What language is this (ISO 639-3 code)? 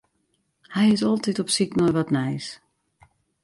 fry